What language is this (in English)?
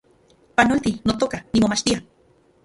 Central Puebla Nahuatl